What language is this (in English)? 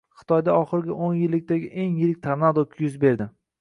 Uzbek